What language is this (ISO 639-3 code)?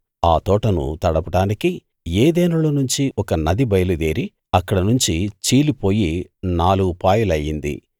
tel